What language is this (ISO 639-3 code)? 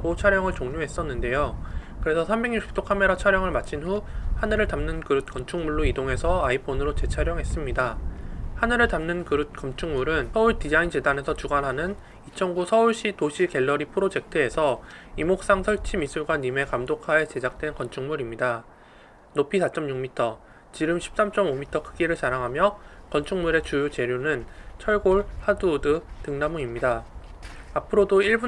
kor